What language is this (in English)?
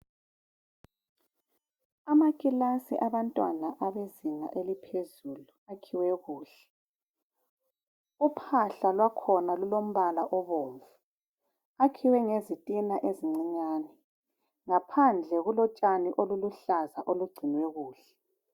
North Ndebele